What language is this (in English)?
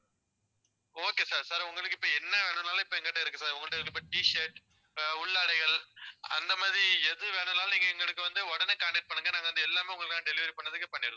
Tamil